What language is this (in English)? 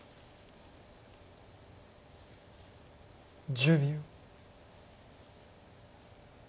Japanese